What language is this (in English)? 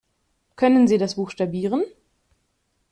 German